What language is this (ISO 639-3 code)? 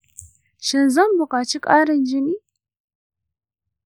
hau